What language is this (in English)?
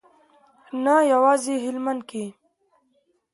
Pashto